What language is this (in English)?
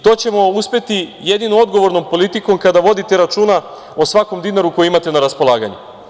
Serbian